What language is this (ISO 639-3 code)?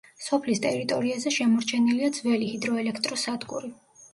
kat